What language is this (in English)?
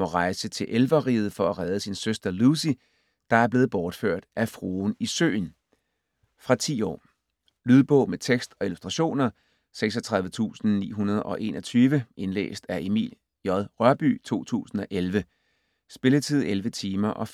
Danish